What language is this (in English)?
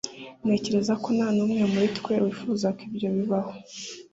Kinyarwanda